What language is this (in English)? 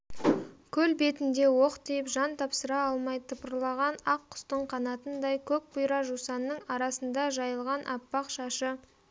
Kazakh